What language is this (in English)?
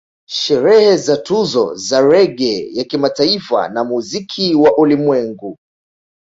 Swahili